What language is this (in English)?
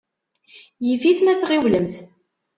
Kabyle